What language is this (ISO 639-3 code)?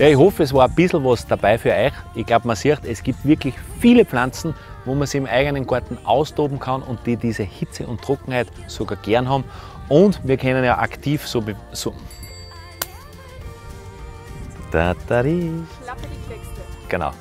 deu